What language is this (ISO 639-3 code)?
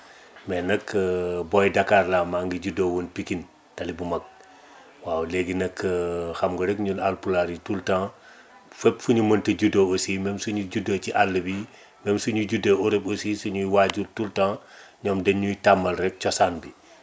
wol